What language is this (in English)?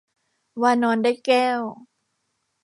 Thai